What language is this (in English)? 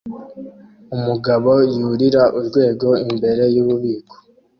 Kinyarwanda